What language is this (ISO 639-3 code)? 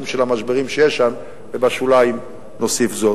heb